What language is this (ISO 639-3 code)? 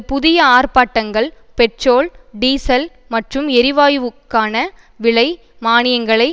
tam